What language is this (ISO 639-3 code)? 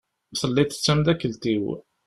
kab